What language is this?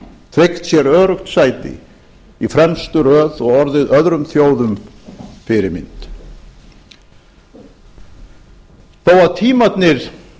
Icelandic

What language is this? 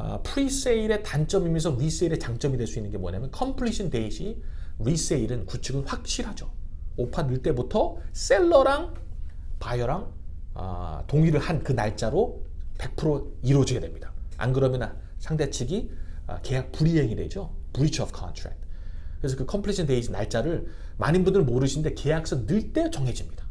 Korean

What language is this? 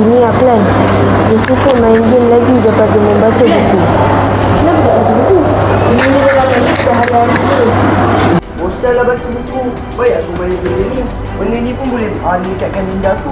Malay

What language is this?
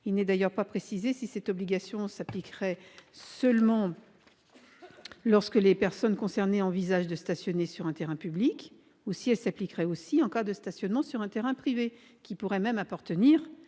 French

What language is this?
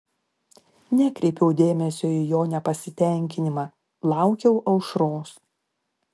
Lithuanian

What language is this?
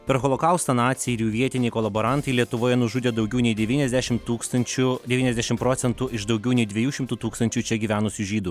Lithuanian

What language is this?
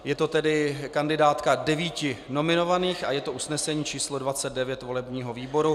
Czech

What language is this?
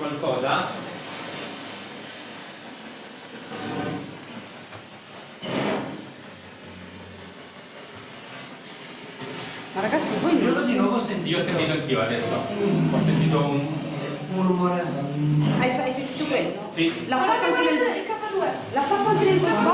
Italian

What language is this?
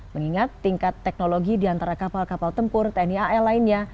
Indonesian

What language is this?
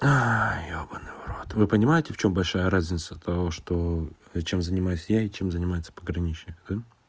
Russian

